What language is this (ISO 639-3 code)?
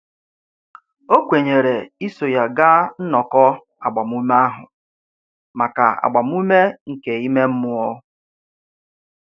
ibo